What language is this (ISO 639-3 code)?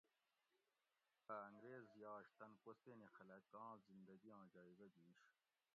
gwc